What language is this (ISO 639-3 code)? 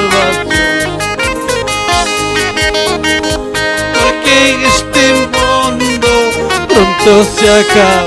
ara